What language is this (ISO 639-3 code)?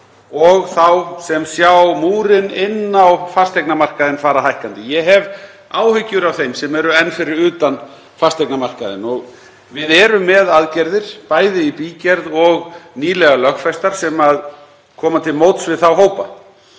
isl